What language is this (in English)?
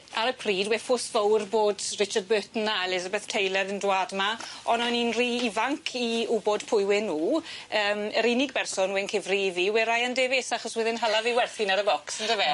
Welsh